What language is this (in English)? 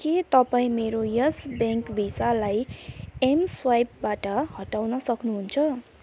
Nepali